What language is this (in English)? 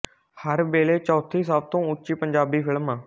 Punjabi